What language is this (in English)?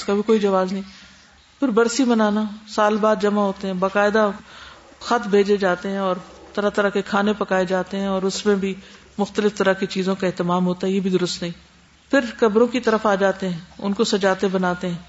Urdu